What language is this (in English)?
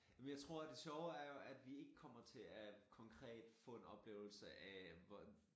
Danish